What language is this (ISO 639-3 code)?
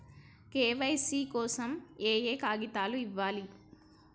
tel